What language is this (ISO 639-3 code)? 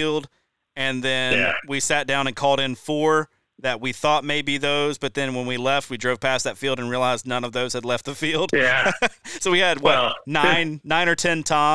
eng